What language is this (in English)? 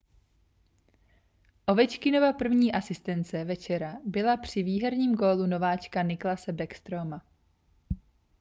Czech